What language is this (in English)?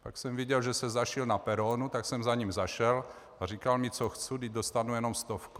Czech